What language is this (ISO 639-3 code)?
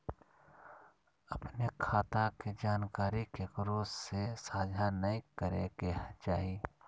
mag